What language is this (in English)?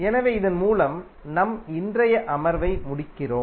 Tamil